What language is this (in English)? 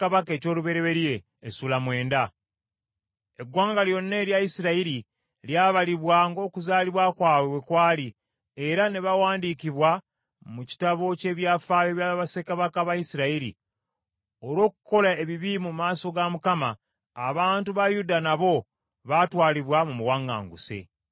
Ganda